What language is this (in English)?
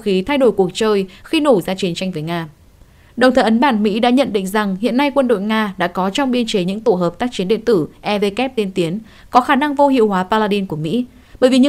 Vietnamese